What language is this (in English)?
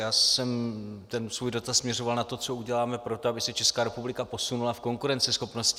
Czech